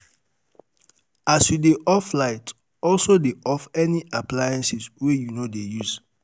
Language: Nigerian Pidgin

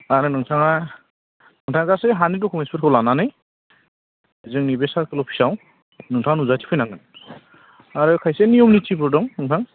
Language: Bodo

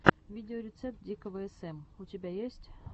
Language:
Russian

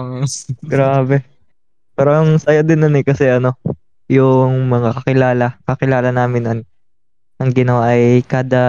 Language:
Filipino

